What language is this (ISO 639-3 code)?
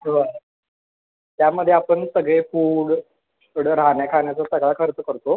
mar